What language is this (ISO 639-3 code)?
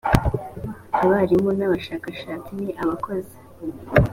kin